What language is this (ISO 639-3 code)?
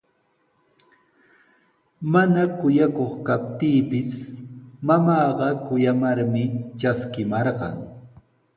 qws